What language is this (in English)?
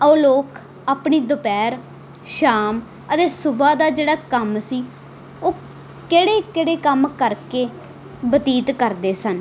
Punjabi